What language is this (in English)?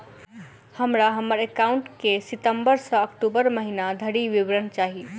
Maithili